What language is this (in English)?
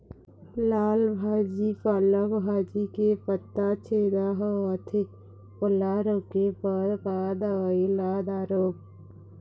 Chhattisgarhi